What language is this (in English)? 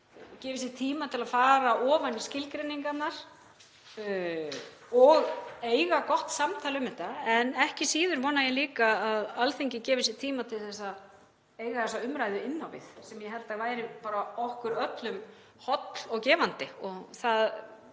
Icelandic